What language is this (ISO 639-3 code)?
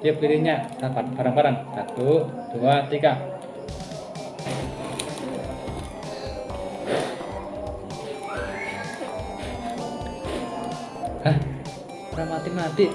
ind